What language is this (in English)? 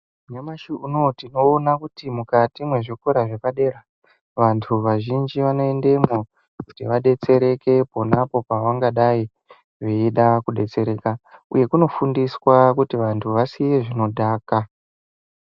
Ndau